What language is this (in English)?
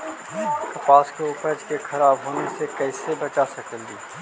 Magahi